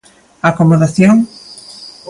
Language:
Galician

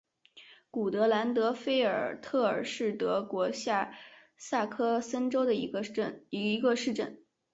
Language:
Chinese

